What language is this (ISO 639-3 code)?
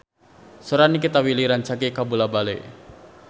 sun